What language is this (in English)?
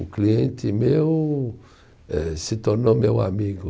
Portuguese